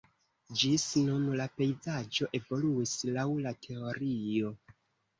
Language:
Esperanto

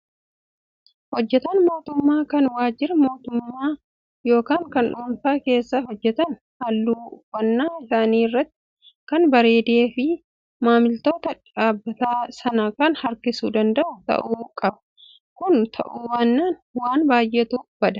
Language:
Oromo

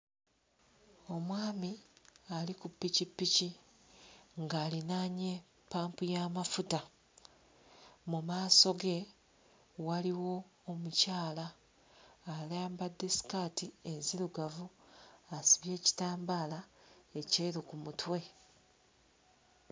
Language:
Ganda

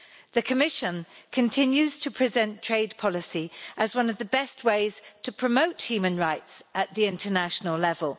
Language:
English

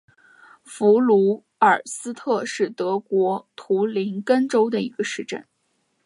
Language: Chinese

